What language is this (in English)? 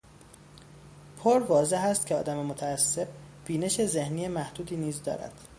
Persian